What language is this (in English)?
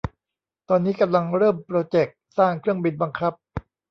Thai